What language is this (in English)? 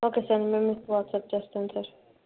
Telugu